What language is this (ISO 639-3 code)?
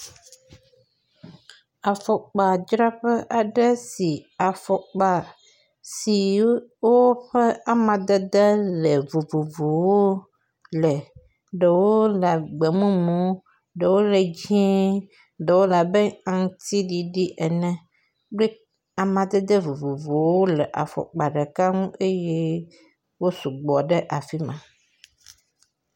ewe